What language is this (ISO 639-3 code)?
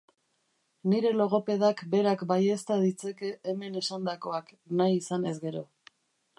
eus